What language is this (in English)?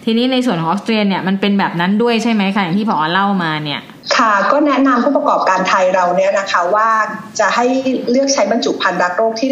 Thai